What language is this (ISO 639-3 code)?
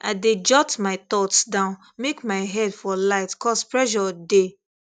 pcm